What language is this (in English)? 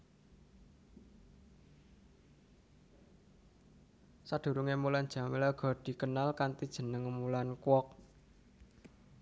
Javanese